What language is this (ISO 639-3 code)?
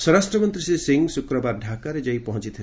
ori